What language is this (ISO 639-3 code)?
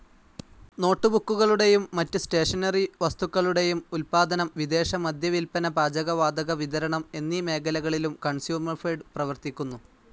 mal